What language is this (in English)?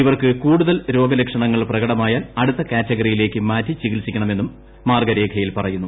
Malayalam